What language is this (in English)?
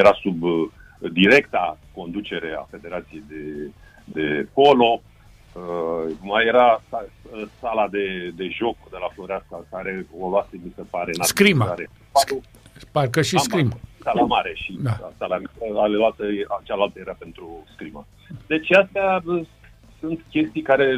Romanian